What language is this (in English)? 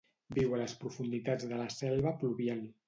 Catalan